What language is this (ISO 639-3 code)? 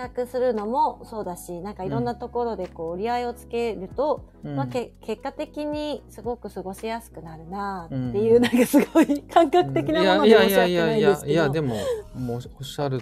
jpn